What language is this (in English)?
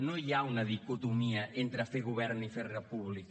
Catalan